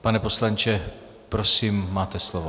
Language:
Czech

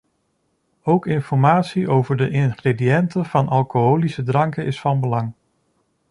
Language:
Dutch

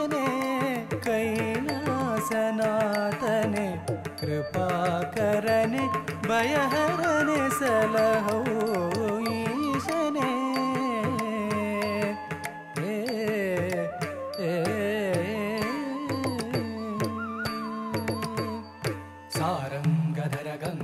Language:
Kannada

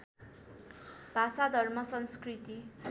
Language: Nepali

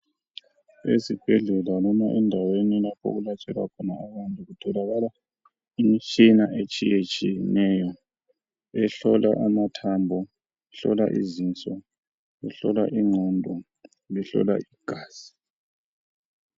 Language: North Ndebele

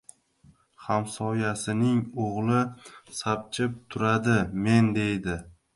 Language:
Uzbek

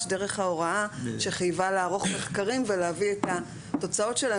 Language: Hebrew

